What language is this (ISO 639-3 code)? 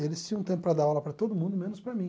por